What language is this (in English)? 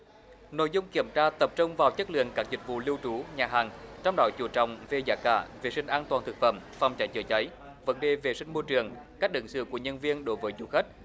Vietnamese